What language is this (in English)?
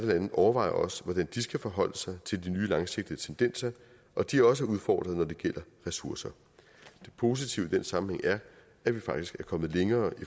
Danish